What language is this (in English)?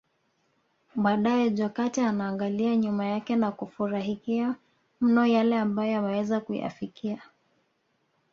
Swahili